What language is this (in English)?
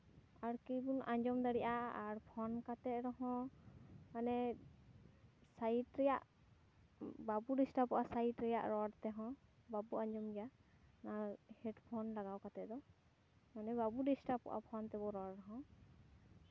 Santali